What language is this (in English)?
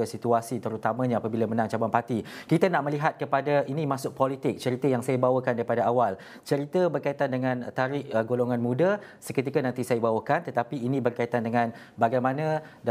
Malay